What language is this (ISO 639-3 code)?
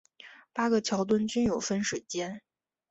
zho